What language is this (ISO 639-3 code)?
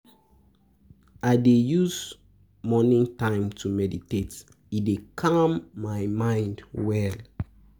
pcm